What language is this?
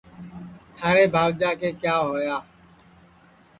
Sansi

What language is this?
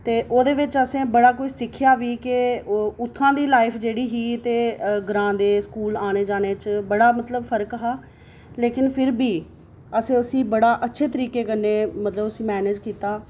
Dogri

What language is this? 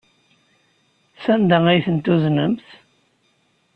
Kabyle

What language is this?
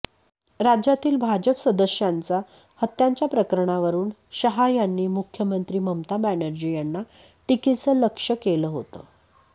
Marathi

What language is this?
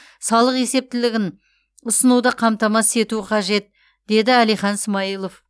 Kazakh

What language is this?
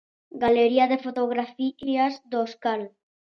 Galician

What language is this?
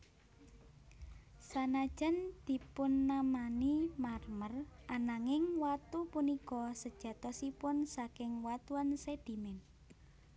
Javanese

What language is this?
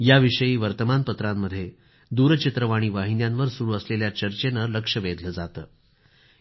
Marathi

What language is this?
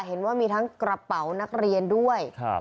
Thai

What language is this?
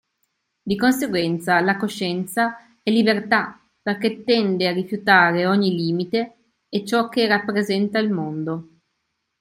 Italian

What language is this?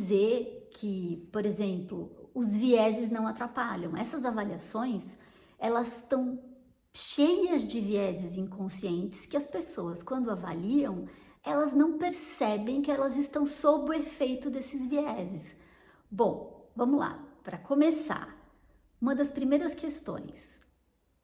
Portuguese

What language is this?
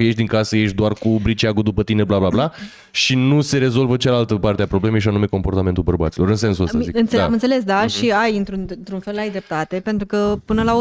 Romanian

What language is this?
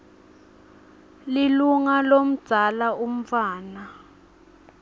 Swati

